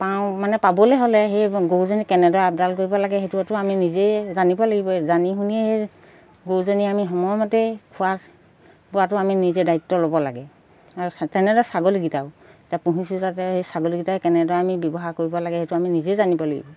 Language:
Assamese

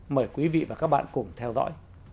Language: Vietnamese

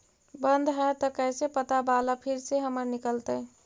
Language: Magahi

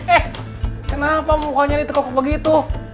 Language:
Indonesian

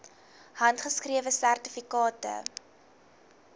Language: Afrikaans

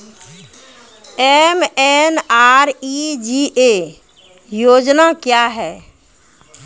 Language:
Maithili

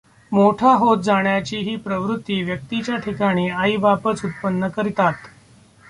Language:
Marathi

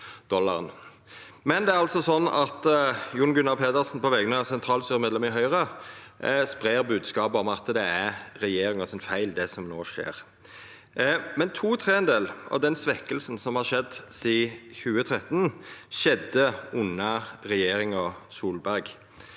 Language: Norwegian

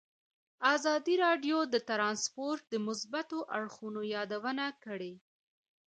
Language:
Pashto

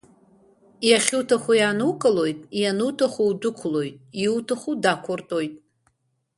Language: Abkhazian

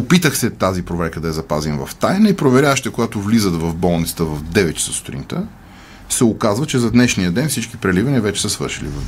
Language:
Bulgarian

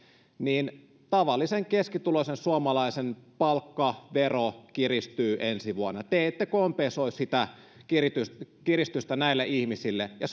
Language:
Finnish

